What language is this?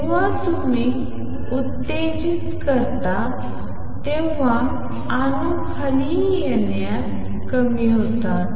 Marathi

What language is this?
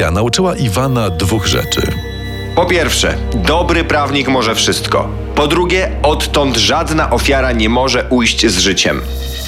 Polish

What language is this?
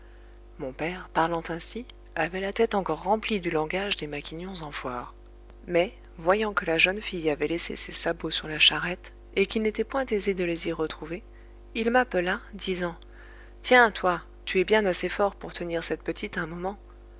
French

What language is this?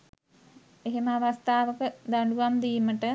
Sinhala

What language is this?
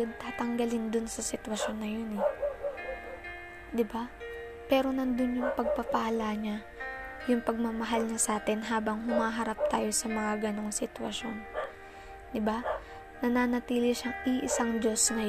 Filipino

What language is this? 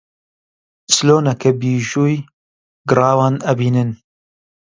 Central Kurdish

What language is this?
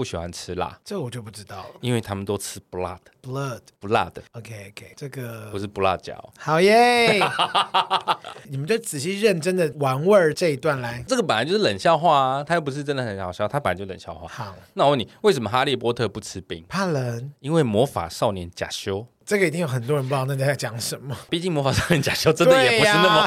Chinese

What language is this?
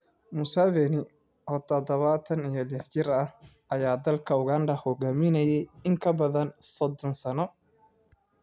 Somali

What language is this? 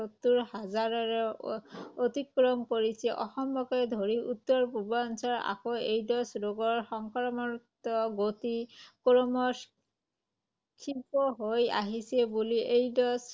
Assamese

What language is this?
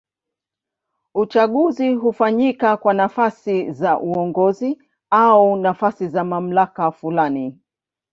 Swahili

